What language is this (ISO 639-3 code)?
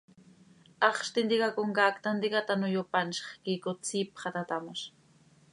sei